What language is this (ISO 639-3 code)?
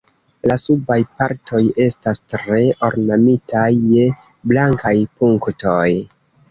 epo